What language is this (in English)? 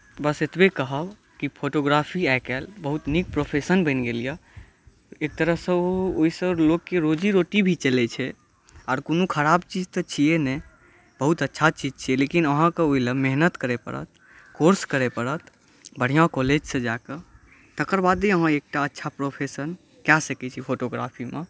Maithili